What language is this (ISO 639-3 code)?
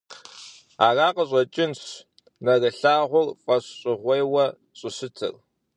kbd